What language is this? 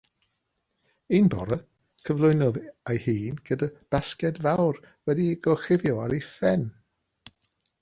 Welsh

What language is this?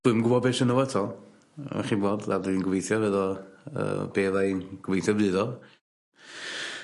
Welsh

